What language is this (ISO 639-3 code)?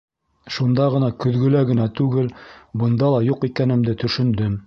bak